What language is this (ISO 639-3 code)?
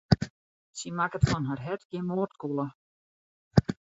fry